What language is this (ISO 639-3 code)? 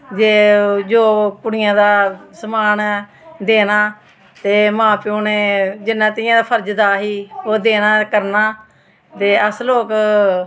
doi